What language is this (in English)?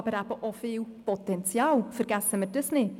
Swiss German